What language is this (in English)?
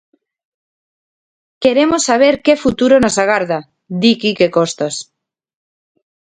Galician